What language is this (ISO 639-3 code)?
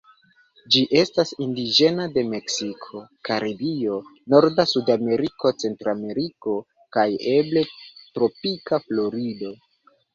epo